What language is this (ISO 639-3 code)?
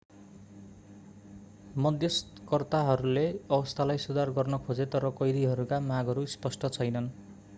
nep